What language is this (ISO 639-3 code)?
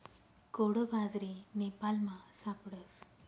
mar